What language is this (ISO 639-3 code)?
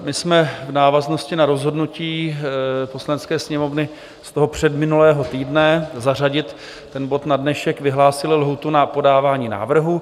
ces